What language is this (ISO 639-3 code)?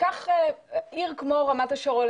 heb